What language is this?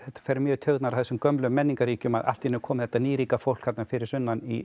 Icelandic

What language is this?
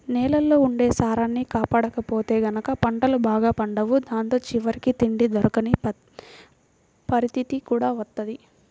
Telugu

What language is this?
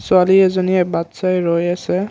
Assamese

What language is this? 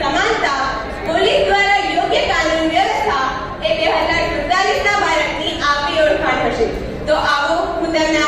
Gujarati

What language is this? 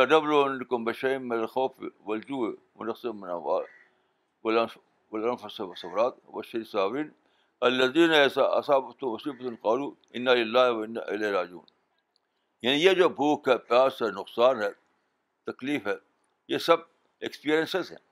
Urdu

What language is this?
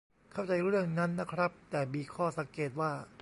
Thai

